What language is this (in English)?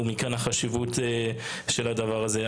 Hebrew